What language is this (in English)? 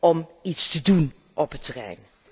Dutch